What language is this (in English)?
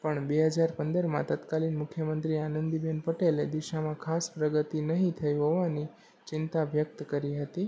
Gujarati